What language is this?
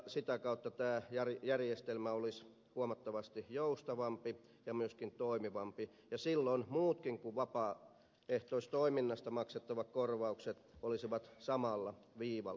Finnish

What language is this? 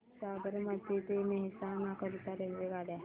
Marathi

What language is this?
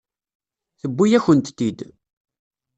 Kabyle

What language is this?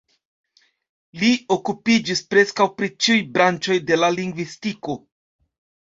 Esperanto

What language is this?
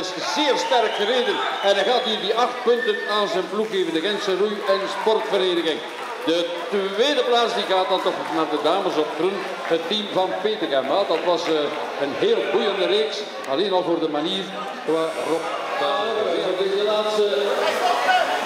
Dutch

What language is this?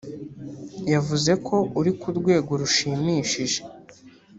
Kinyarwanda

